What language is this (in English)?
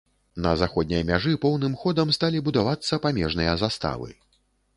Belarusian